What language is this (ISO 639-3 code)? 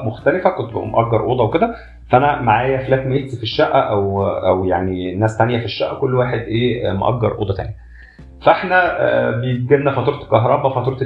ara